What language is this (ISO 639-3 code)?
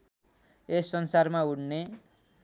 nep